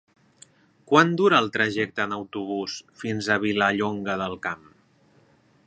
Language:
Catalan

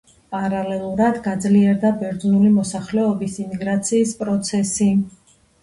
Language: Georgian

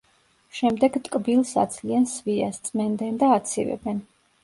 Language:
Georgian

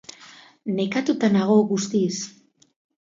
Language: Basque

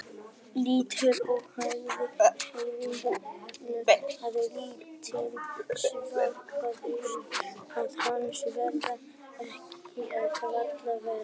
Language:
Icelandic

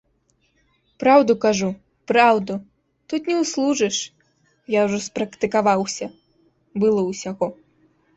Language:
Belarusian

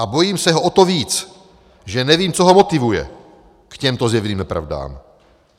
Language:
Czech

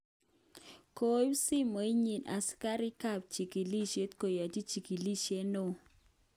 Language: Kalenjin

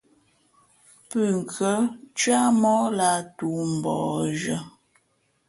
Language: Fe'fe'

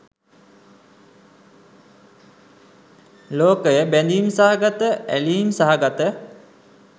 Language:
Sinhala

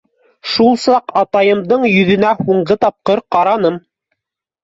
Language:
Bashkir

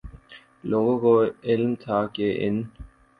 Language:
Urdu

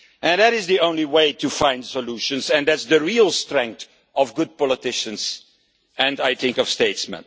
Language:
English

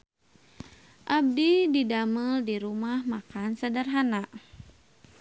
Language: Sundanese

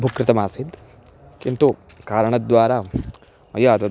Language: Sanskrit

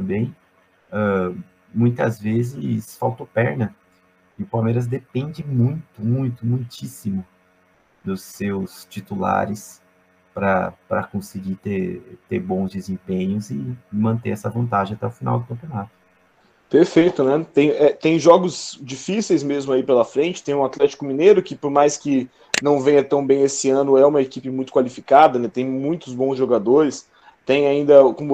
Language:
Portuguese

